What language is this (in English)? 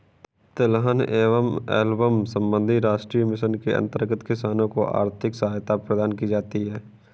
Hindi